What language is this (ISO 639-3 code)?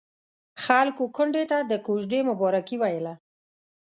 pus